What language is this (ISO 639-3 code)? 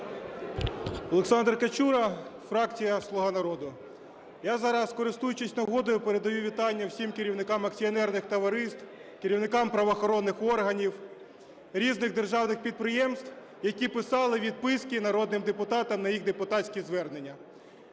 ukr